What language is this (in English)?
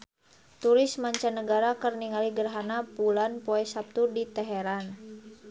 Sundanese